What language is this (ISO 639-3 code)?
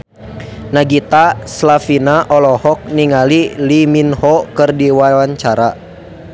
sun